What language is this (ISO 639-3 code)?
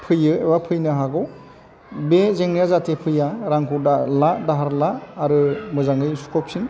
brx